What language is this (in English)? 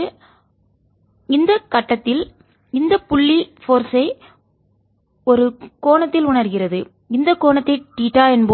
Tamil